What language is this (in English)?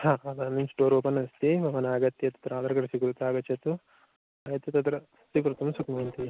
Sanskrit